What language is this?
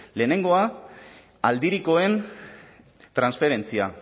Basque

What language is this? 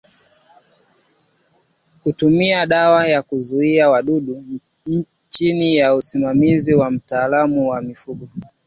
Swahili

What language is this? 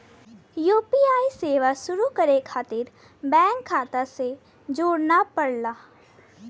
Bhojpuri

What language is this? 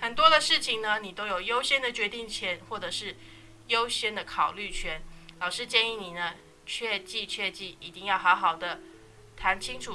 Chinese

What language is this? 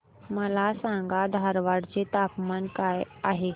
Marathi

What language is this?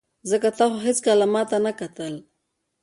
Pashto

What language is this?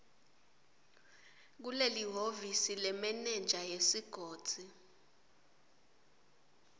Swati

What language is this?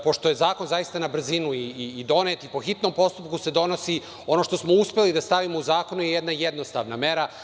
Serbian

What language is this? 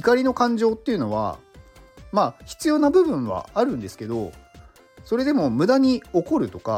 Japanese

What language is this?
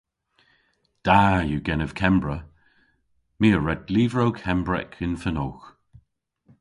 Cornish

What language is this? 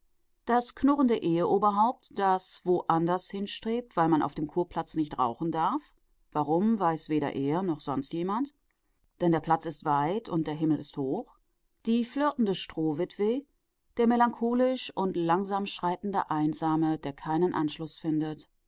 German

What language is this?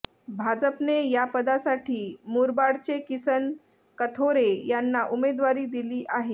Marathi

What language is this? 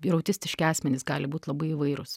Lithuanian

